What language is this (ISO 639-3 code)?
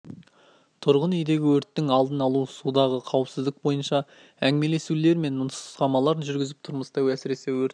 kaz